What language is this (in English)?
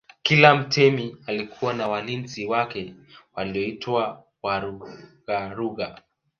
Swahili